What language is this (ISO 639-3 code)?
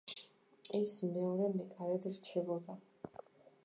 kat